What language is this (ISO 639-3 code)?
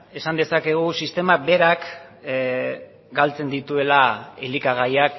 eus